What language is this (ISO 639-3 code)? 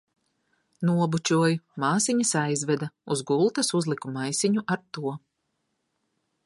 lav